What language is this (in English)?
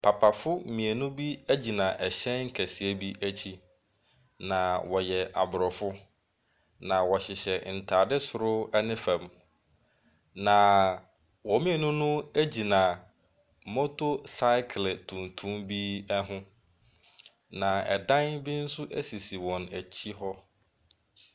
Akan